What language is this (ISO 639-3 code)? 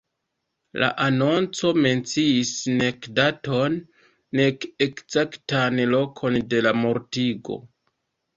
epo